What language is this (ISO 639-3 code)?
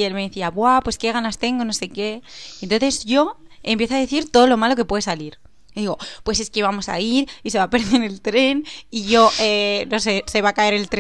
spa